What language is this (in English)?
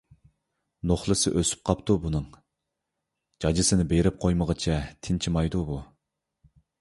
Uyghur